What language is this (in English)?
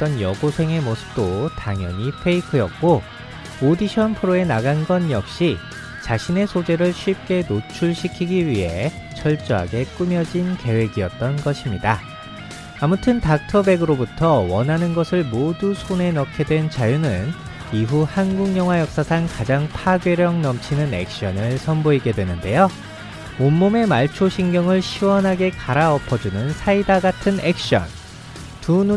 Korean